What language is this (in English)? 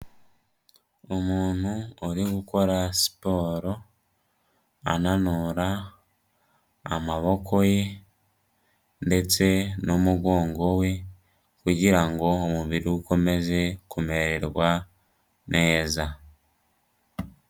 Kinyarwanda